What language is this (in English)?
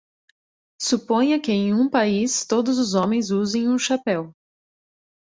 Portuguese